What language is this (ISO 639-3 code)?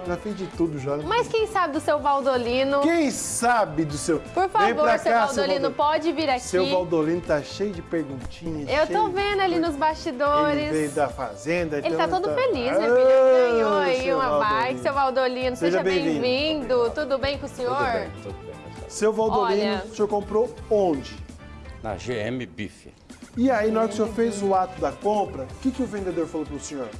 por